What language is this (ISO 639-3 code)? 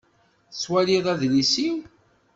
kab